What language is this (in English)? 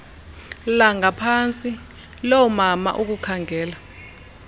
Xhosa